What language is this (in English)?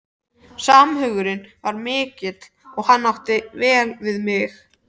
Icelandic